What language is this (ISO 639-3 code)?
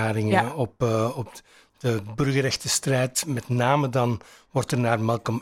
nld